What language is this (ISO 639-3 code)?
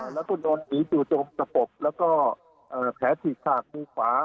tha